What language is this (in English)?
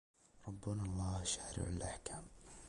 Arabic